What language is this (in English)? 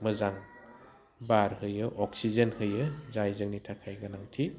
Bodo